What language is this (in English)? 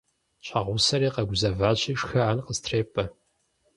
Kabardian